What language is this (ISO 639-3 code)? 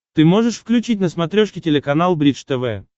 rus